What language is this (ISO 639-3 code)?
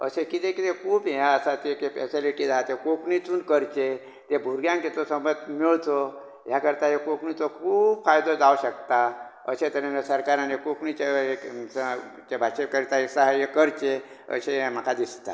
kok